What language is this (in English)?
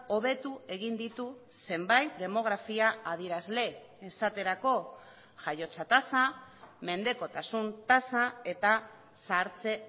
Basque